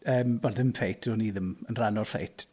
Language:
Welsh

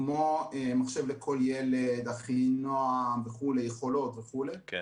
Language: Hebrew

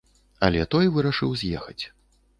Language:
Belarusian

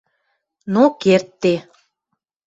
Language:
Western Mari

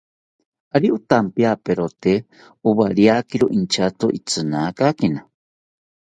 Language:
South Ucayali Ashéninka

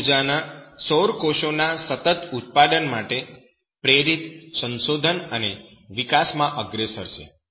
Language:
Gujarati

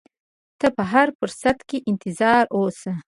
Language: Pashto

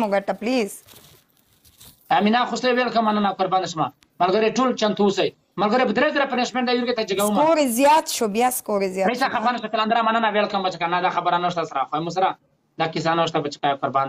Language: Arabic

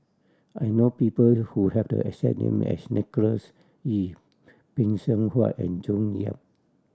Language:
English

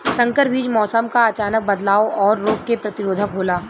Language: Bhojpuri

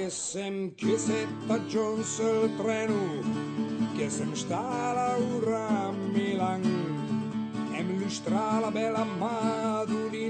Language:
Italian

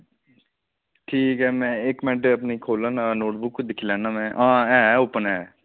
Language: Dogri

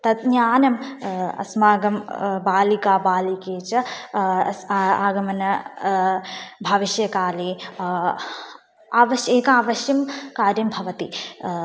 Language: Sanskrit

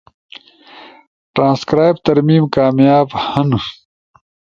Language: Ushojo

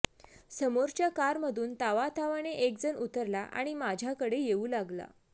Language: Marathi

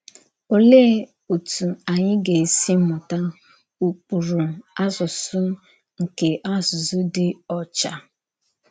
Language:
Igbo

